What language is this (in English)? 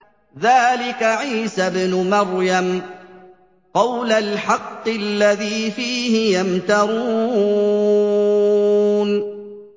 Arabic